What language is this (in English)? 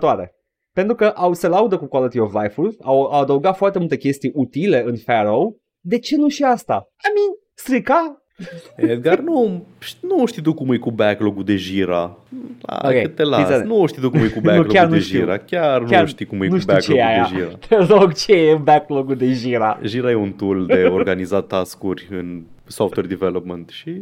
Romanian